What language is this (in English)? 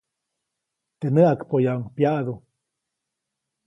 Copainalá Zoque